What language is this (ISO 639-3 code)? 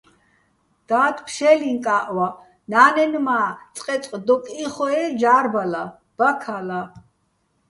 bbl